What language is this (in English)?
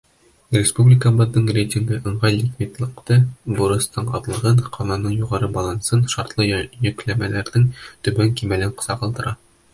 Bashkir